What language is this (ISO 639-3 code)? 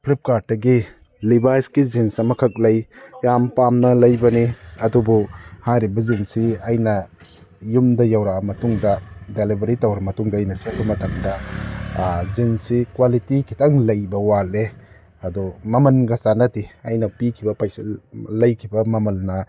mni